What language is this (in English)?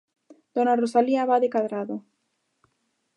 Galician